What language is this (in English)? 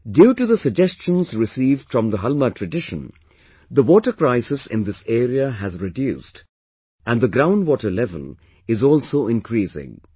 English